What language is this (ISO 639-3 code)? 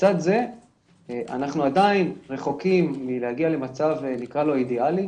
heb